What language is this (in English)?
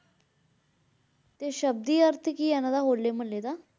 Punjabi